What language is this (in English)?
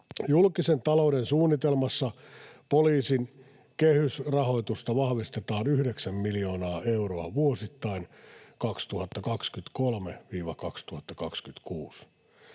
Finnish